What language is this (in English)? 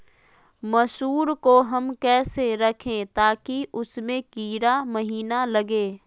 Magahi